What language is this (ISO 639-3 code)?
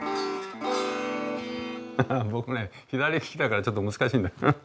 jpn